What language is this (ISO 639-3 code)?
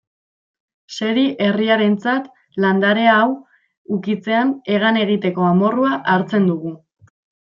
eus